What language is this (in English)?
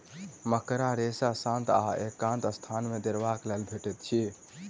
Maithili